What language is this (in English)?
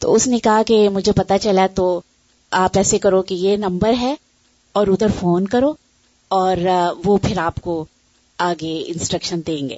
Urdu